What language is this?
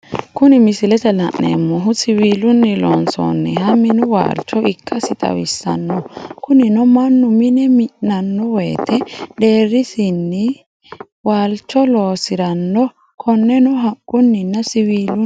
Sidamo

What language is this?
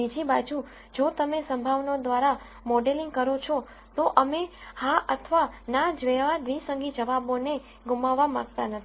Gujarati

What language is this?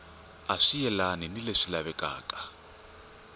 Tsonga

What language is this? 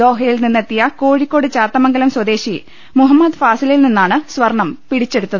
Malayalam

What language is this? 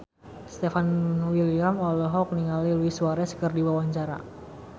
Sundanese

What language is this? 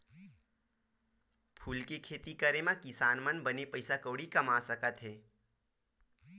Chhattisgarhi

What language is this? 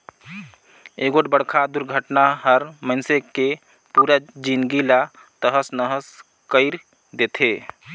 Chhattisgarhi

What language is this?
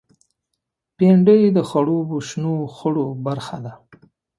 Pashto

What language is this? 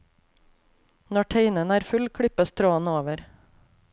Norwegian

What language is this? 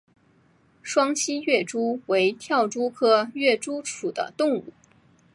Chinese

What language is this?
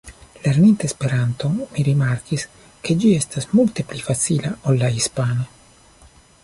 Esperanto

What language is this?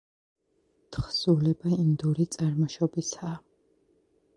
Georgian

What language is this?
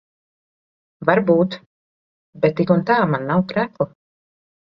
Latvian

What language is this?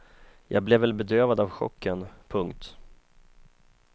Swedish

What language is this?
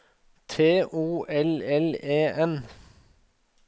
Norwegian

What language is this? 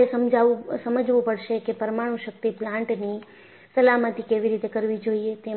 Gujarati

